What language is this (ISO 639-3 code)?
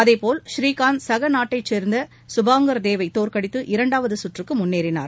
tam